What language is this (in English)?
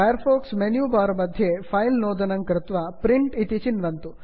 Sanskrit